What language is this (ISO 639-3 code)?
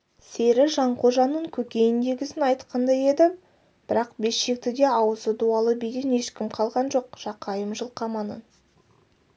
kaz